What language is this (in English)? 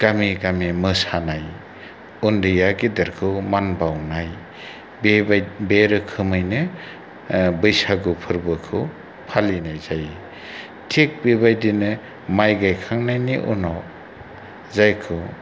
Bodo